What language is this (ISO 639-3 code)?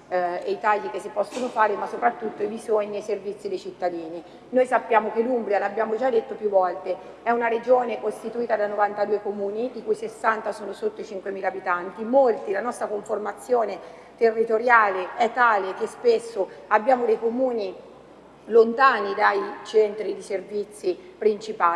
ita